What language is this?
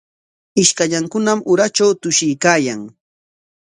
Corongo Ancash Quechua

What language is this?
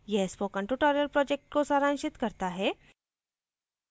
Hindi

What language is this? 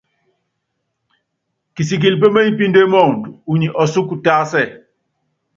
Yangben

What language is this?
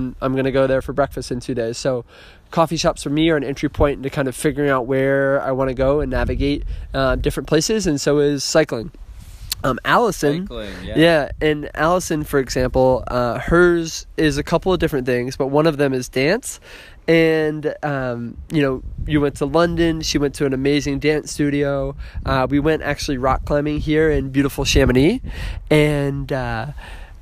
English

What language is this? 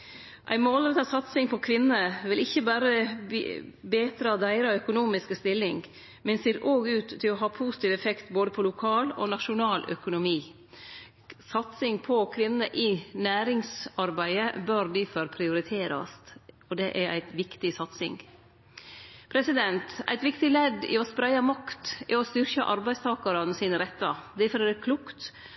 Norwegian Nynorsk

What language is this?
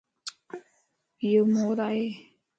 Lasi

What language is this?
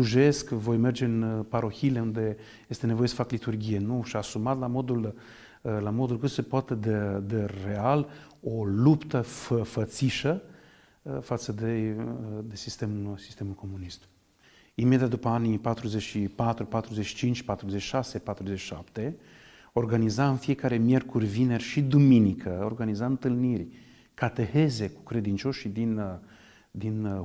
Romanian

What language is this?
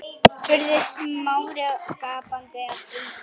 Icelandic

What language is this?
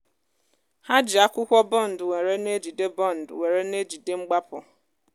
Igbo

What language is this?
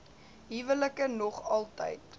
Afrikaans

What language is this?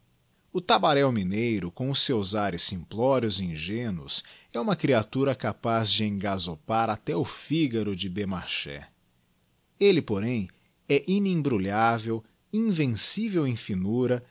Portuguese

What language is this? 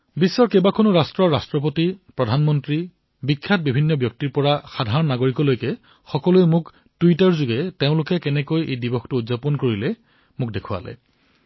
Assamese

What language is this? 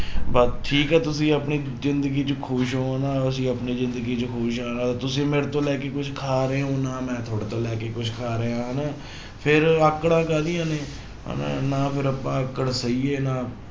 Punjabi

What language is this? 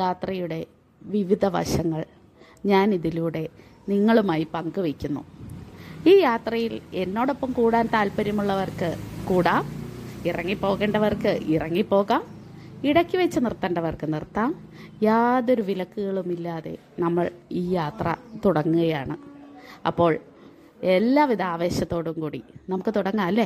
Malayalam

